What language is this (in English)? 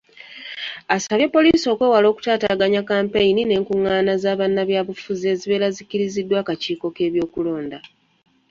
Ganda